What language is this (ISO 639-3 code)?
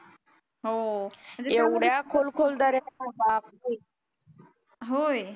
mar